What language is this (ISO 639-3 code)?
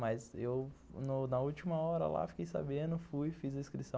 por